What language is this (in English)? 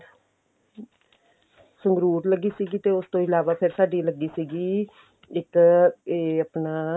Punjabi